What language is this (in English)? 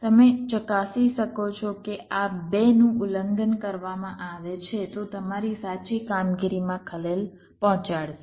Gujarati